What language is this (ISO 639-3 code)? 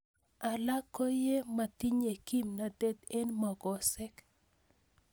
kln